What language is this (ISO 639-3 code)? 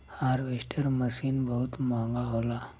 bho